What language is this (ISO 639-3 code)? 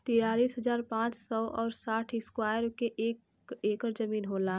bho